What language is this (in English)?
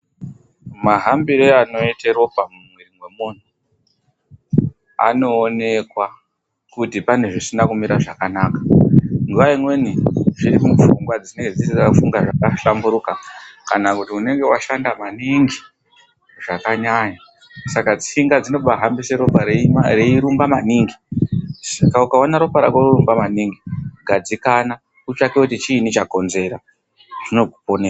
Ndau